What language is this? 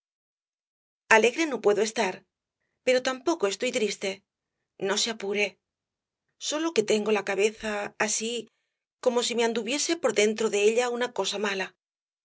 Spanish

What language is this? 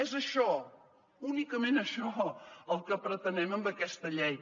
Catalan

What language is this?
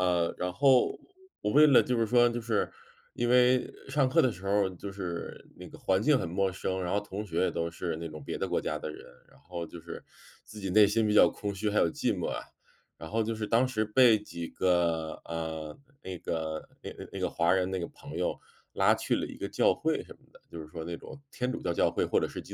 Chinese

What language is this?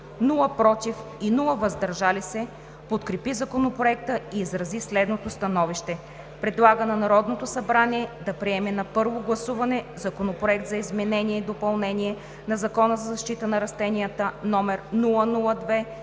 Bulgarian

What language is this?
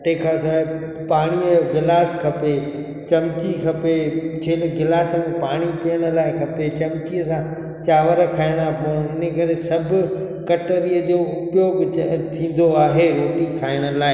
Sindhi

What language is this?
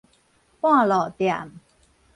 Min Nan Chinese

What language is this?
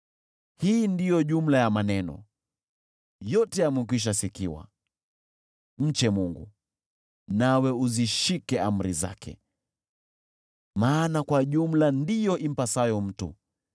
Swahili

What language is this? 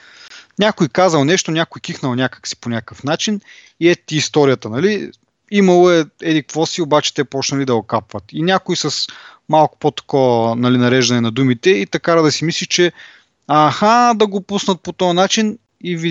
Bulgarian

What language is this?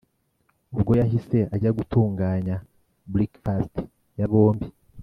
Kinyarwanda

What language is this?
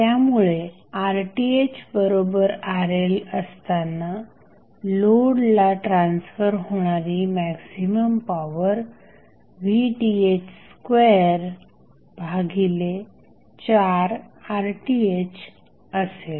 Marathi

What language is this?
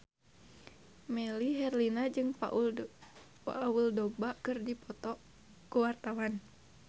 Sundanese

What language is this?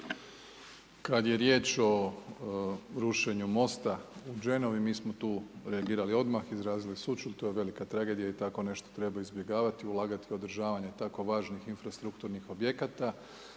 Croatian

